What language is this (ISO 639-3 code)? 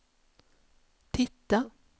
swe